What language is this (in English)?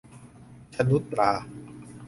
Thai